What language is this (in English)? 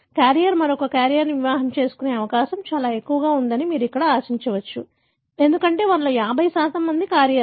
Telugu